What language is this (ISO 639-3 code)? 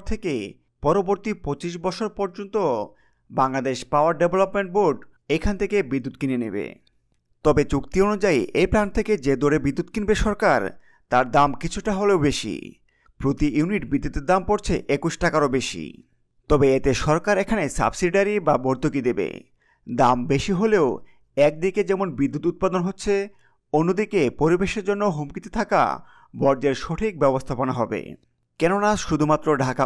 ara